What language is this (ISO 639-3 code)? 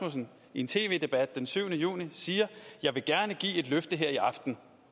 dan